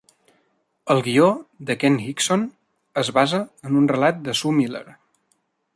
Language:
Catalan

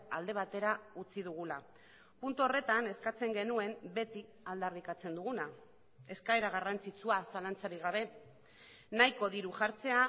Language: Basque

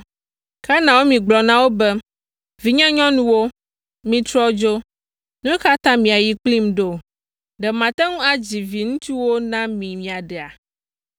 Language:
Ewe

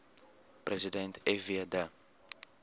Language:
Afrikaans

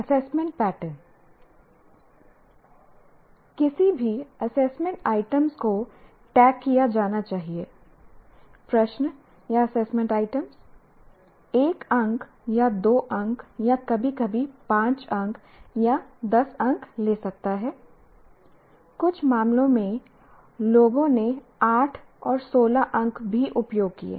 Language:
Hindi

